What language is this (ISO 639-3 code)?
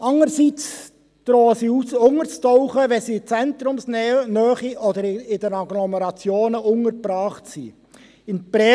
gsw